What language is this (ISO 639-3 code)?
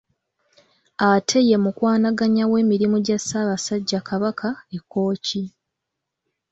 lug